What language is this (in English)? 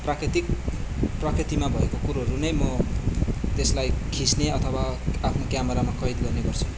Nepali